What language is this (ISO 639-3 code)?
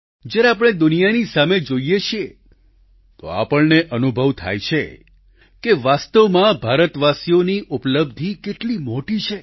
guj